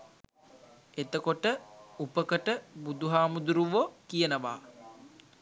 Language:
Sinhala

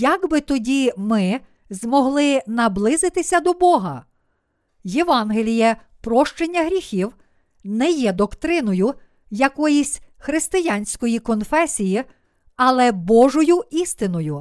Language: Ukrainian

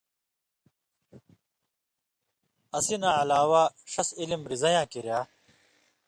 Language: Indus Kohistani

